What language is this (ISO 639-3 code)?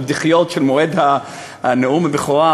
heb